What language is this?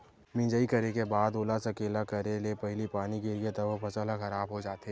Chhattisgarhi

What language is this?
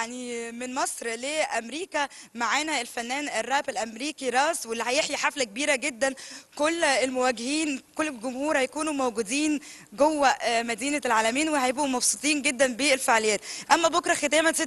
Arabic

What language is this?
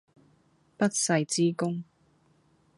Cantonese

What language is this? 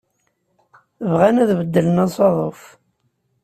Kabyle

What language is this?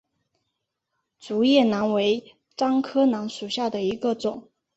Chinese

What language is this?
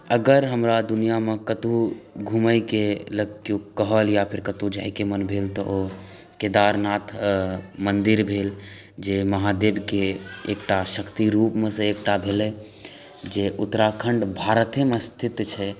Maithili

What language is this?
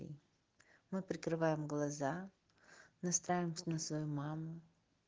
Russian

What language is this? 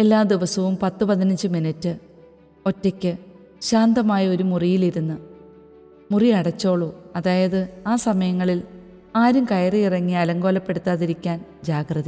Malayalam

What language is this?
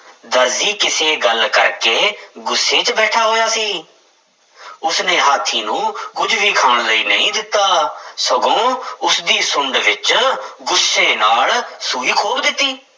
Punjabi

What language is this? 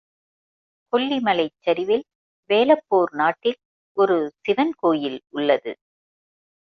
Tamil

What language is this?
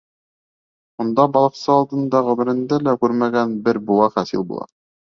Bashkir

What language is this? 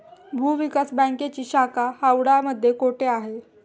Marathi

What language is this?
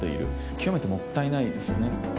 Japanese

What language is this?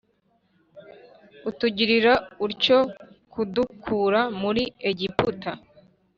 Kinyarwanda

